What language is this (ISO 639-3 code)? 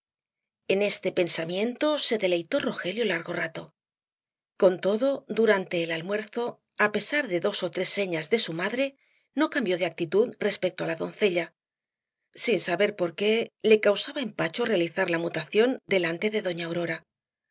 spa